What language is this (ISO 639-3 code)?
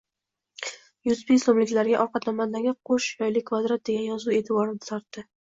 uzb